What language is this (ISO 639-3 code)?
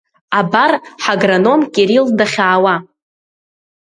abk